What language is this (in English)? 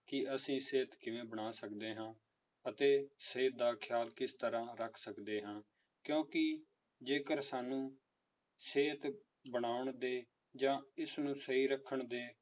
Punjabi